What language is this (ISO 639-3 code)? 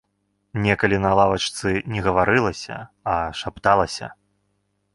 bel